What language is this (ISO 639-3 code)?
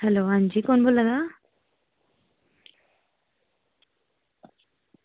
doi